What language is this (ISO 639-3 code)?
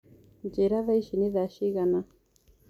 kik